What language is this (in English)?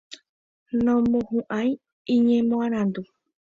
Guarani